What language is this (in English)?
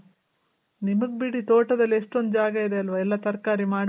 Kannada